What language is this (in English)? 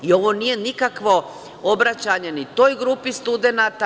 Serbian